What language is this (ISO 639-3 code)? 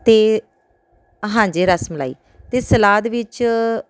pan